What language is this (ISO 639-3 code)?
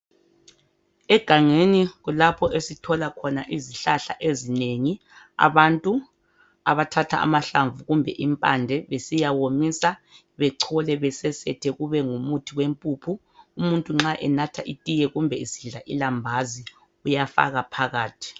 nde